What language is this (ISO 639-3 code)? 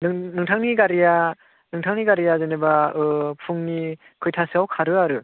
brx